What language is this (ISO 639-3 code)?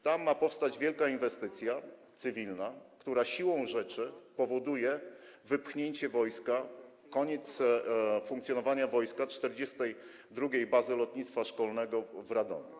pol